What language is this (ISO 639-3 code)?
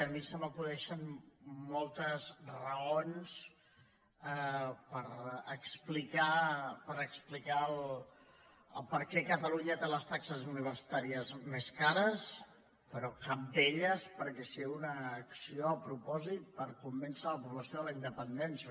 cat